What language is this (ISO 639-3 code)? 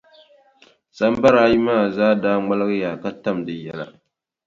dag